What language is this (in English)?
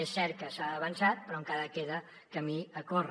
Catalan